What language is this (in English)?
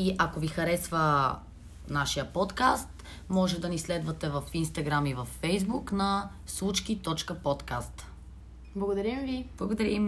Bulgarian